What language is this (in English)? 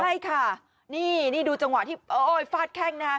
Thai